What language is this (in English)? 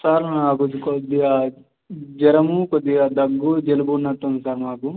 Telugu